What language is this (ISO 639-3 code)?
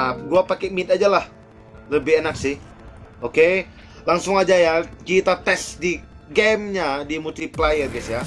ind